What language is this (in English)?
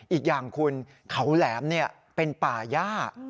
Thai